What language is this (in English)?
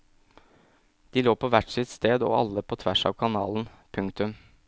Norwegian